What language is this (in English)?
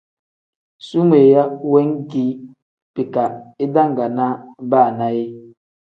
Tem